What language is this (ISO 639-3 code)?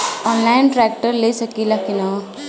bho